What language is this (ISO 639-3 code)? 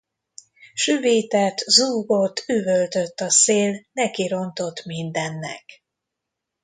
hun